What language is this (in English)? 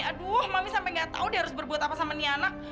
Indonesian